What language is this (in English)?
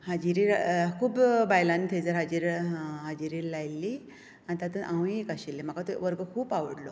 Konkani